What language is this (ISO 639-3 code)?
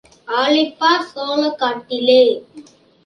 tam